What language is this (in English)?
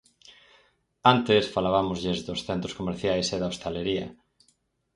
Galician